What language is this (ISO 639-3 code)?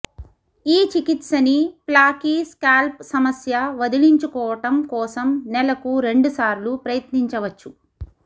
tel